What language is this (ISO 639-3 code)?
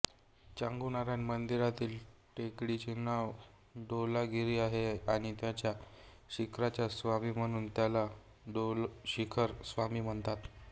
mar